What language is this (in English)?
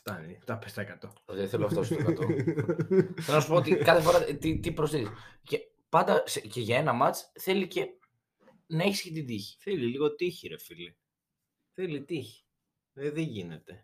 Greek